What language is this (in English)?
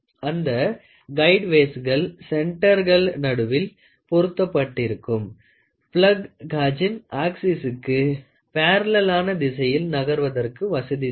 Tamil